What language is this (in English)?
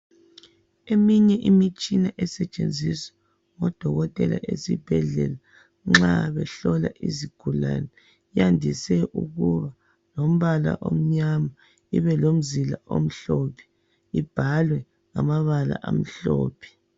North Ndebele